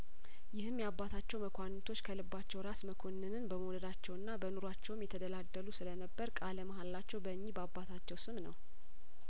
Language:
Amharic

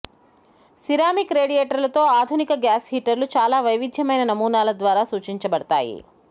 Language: Telugu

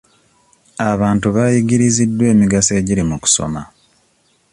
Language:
Ganda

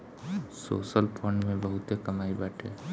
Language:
Bhojpuri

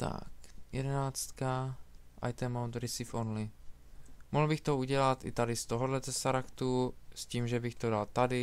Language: Czech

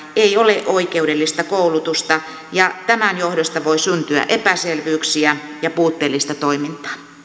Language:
Finnish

